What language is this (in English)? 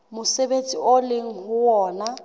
Southern Sotho